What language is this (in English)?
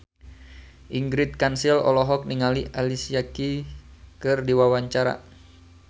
Sundanese